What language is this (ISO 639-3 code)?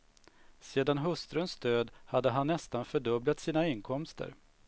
swe